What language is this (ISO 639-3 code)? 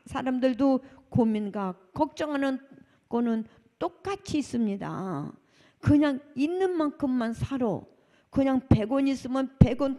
kor